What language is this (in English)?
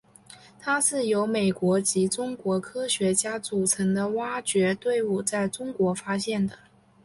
Chinese